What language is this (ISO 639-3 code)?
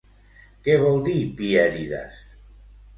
cat